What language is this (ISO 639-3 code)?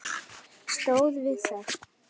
isl